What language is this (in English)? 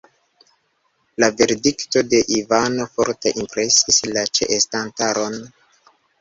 Esperanto